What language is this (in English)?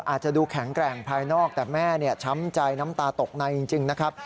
Thai